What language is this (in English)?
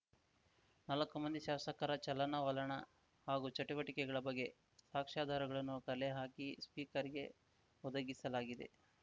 Kannada